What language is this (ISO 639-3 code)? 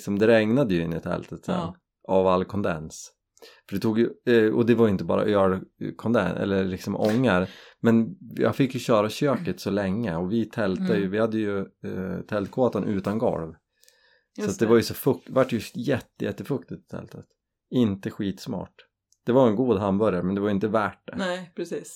swe